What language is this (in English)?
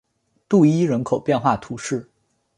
Chinese